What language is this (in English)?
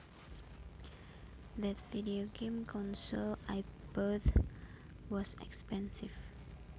Javanese